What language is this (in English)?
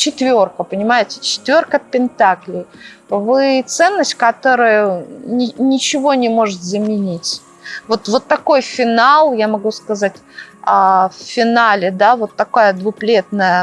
Russian